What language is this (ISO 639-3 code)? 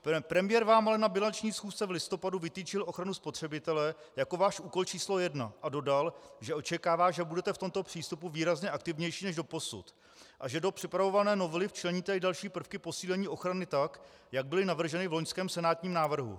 ces